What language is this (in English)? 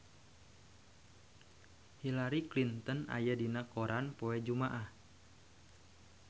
Sundanese